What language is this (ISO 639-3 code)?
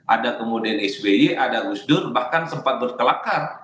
ind